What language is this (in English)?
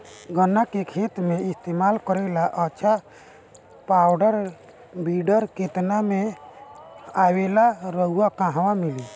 Bhojpuri